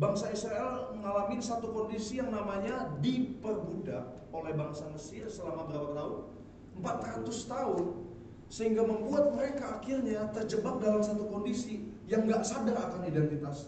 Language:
Indonesian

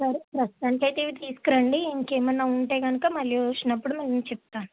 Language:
Telugu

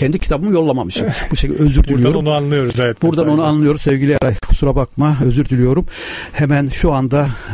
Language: Turkish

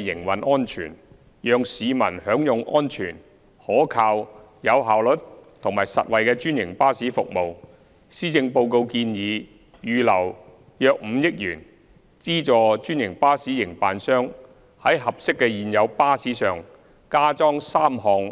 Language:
Cantonese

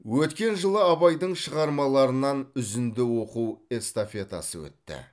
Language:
Kazakh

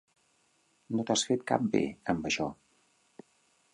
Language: Catalan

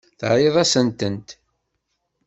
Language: Kabyle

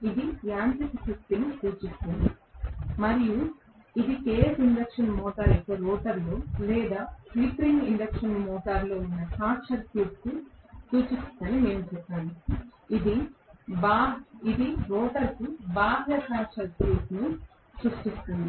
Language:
Telugu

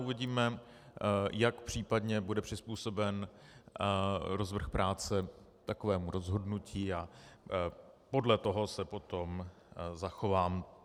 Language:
Czech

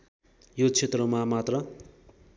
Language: Nepali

